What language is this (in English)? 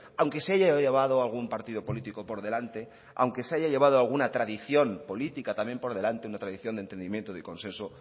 Spanish